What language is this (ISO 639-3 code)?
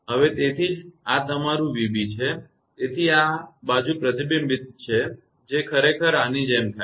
guj